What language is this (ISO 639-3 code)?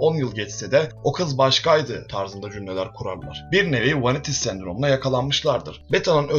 tur